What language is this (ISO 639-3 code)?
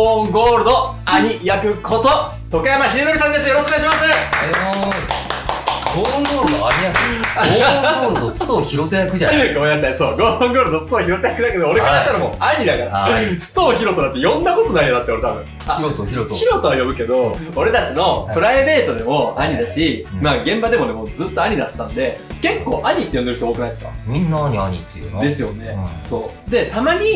jpn